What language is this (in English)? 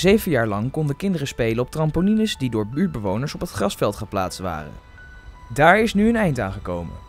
Dutch